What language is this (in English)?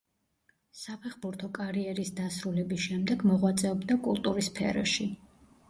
Georgian